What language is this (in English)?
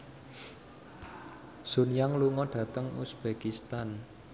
Javanese